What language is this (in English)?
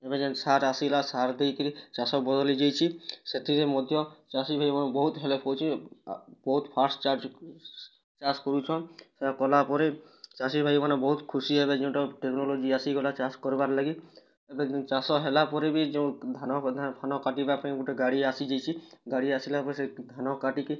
Odia